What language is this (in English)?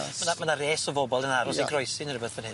Welsh